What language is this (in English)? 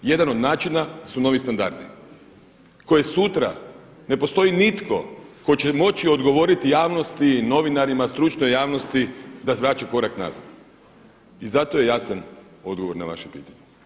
Croatian